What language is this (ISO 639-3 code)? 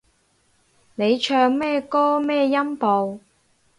yue